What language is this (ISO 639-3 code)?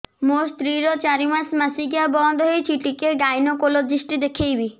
ori